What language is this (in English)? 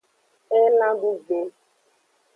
Aja (Benin)